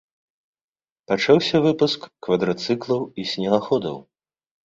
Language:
Belarusian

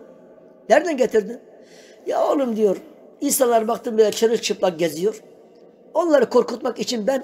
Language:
Turkish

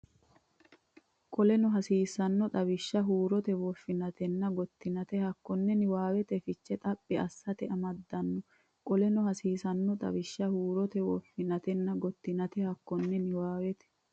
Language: Sidamo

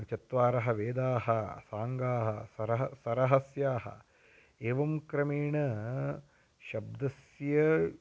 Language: Sanskrit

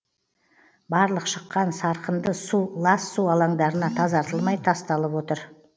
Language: Kazakh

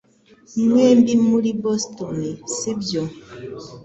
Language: Kinyarwanda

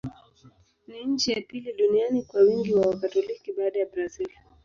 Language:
Swahili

